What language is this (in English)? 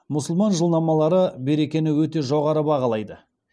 Kazakh